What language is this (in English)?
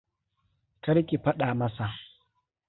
Hausa